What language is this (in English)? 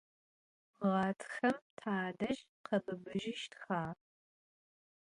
Adyghe